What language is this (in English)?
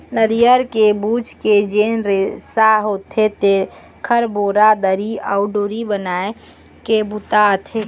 Chhattisgarhi